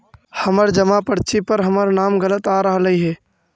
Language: Magahi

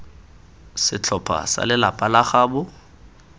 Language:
Tswana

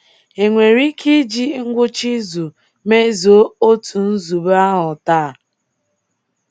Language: Igbo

